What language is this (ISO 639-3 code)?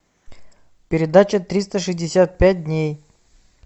rus